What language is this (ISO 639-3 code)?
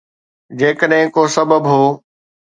snd